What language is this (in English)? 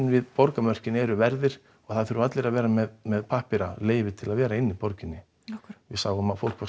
Icelandic